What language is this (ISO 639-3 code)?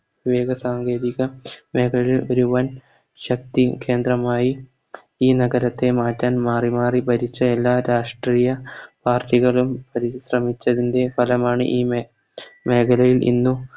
mal